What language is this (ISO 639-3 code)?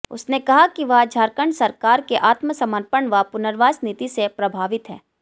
hin